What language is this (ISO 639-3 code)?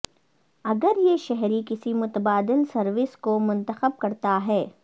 urd